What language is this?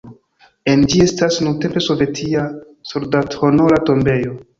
Esperanto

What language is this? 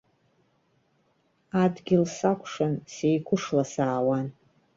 Abkhazian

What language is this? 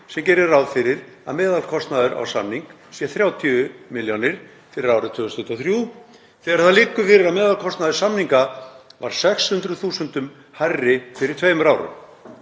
Icelandic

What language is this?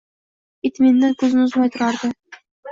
Uzbek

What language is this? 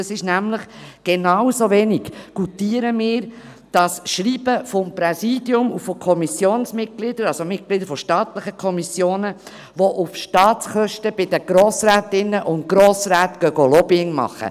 Swiss German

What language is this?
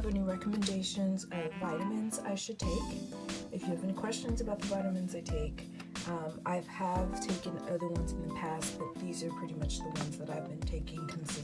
English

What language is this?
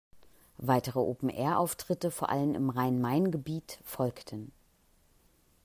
German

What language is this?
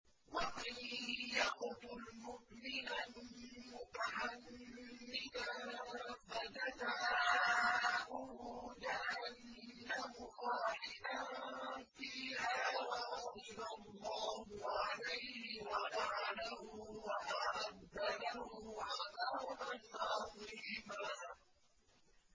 Arabic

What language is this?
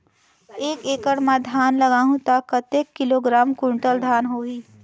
Chhattisgarhi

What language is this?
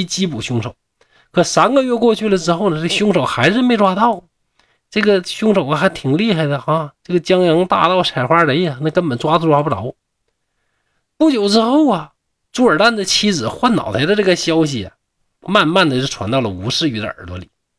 Chinese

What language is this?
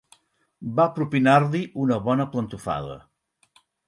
Catalan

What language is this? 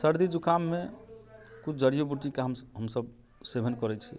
Maithili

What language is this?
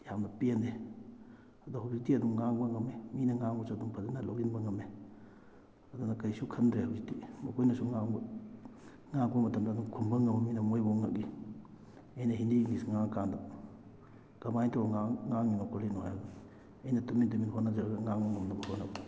Manipuri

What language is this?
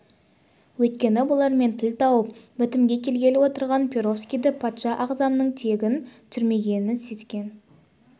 Kazakh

